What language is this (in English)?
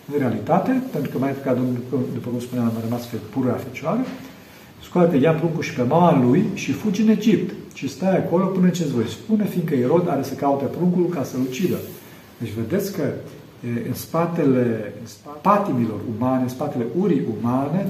Romanian